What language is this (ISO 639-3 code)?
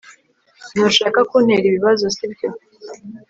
kin